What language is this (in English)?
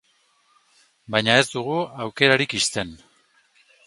Basque